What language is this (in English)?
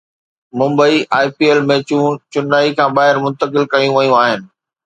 Sindhi